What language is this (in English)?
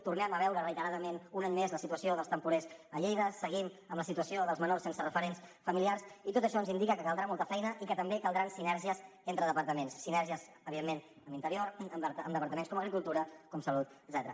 Catalan